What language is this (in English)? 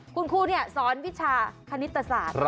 Thai